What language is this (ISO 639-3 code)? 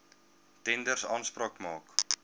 afr